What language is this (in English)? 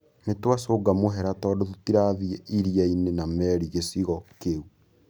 Kikuyu